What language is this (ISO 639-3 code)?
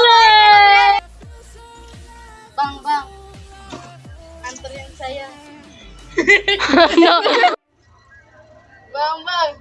ind